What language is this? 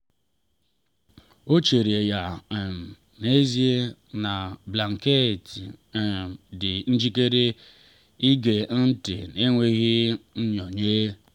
Igbo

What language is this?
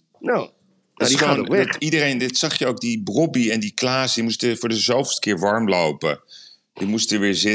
Dutch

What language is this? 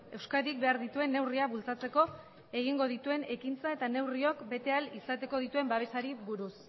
Basque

